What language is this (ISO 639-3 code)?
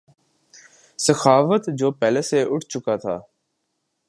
urd